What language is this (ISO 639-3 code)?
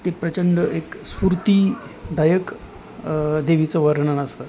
mar